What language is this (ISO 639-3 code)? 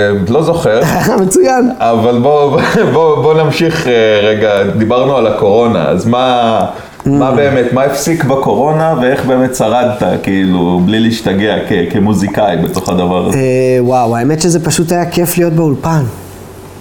heb